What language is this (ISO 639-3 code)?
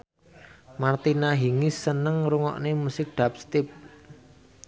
jav